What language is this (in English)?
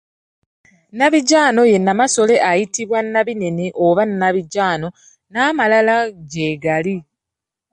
Ganda